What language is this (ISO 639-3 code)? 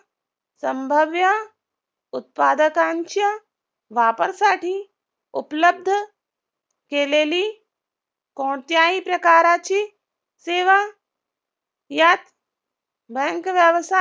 mar